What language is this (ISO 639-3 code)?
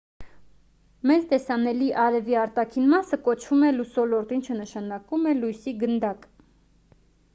hye